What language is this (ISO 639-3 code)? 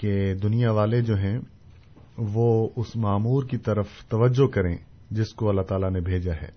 urd